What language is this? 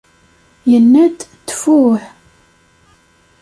Kabyle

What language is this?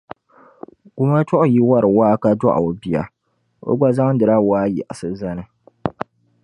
Dagbani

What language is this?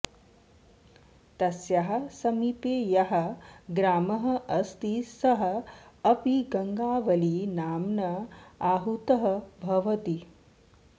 Sanskrit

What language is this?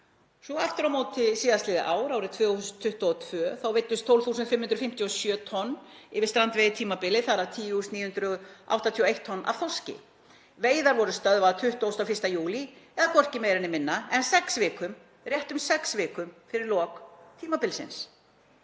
Icelandic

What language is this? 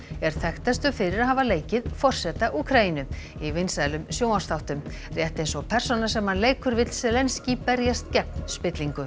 Icelandic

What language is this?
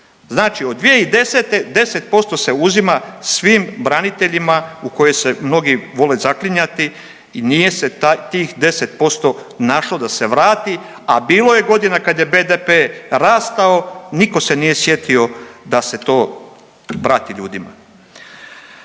Croatian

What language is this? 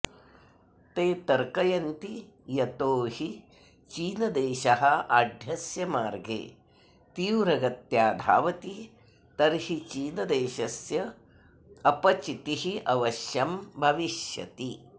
Sanskrit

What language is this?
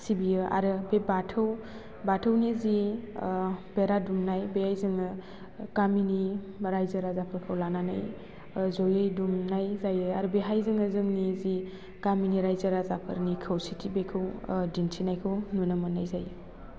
Bodo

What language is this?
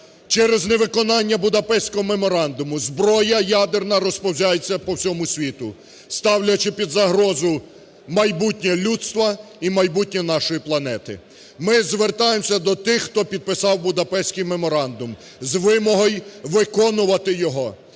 Ukrainian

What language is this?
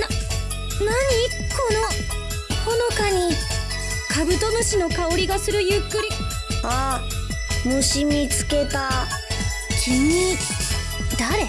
Japanese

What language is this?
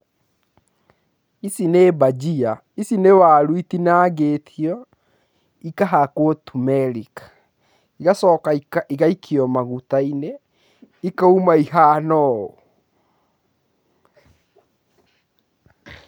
Kikuyu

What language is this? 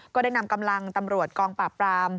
Thai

